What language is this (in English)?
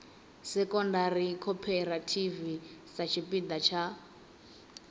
Venda